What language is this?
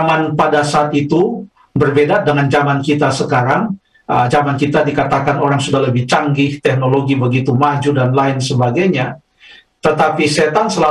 Indonesian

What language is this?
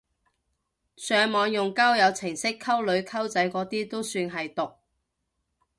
Cantonese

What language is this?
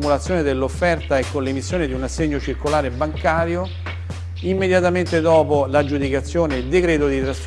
Italian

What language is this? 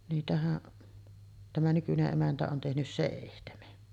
Finnish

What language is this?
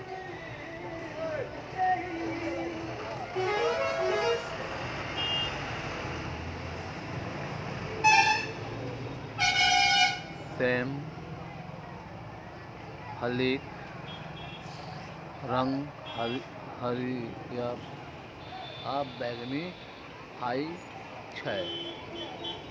Maithili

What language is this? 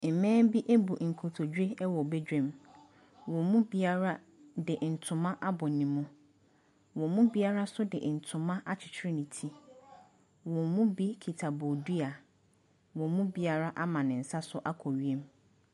Akan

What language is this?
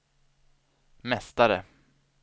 Swedish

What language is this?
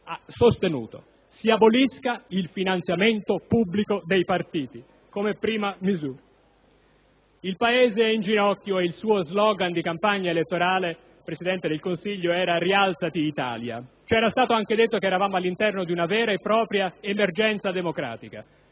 Italian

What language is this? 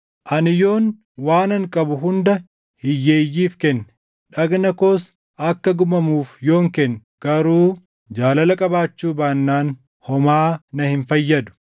Oromo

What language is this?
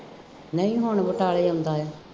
Punjabi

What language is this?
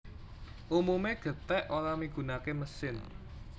Javanese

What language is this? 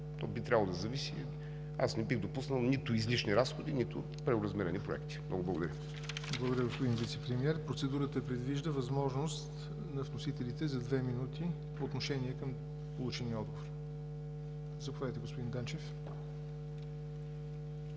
Bulgarian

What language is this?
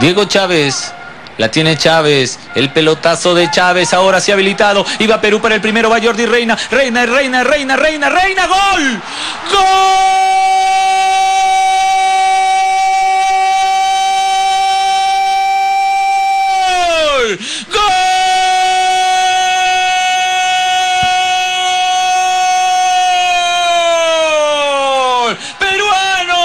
Spanish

